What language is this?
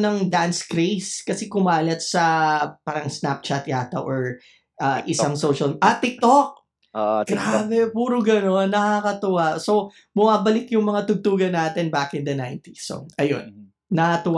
Filipino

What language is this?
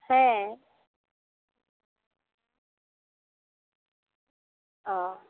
Santali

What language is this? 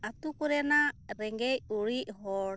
Santali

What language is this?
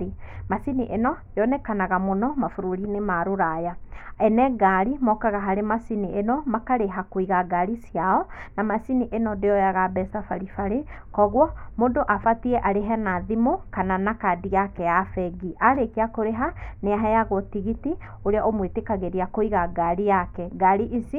Kikuyu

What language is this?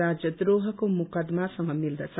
Nepali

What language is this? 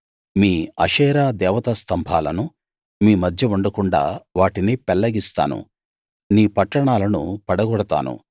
Telugu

